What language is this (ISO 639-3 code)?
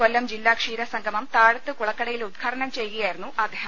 mal